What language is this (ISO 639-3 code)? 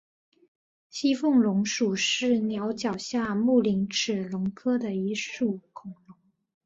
zho